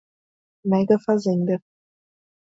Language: Portuguese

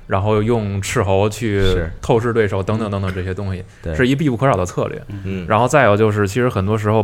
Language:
Chinese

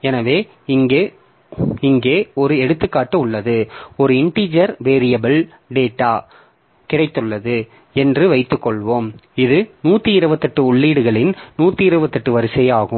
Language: Tamil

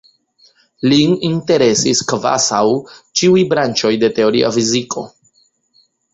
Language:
Esperanto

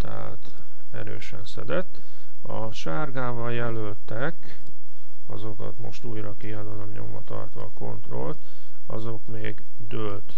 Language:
Hungarian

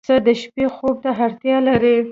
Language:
Pashto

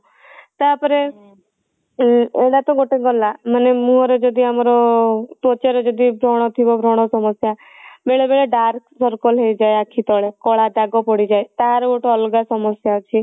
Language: Odia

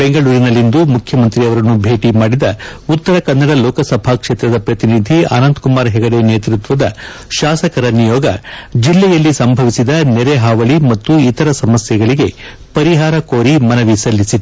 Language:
Kannada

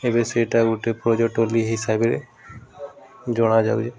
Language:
Odia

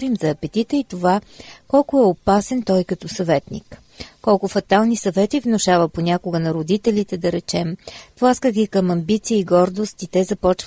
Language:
Bulgarian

